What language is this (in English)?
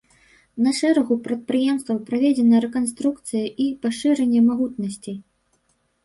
Belarusian